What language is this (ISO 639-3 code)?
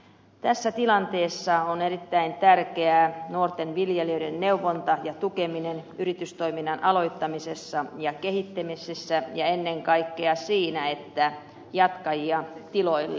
fin